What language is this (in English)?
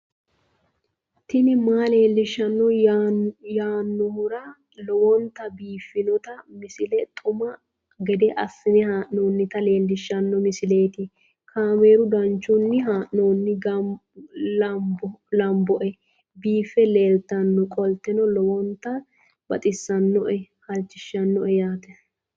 Sidamo